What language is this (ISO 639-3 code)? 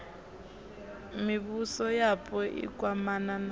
ven